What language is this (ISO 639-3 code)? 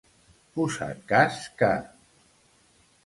cat